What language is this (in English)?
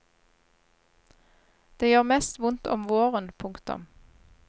Norwegian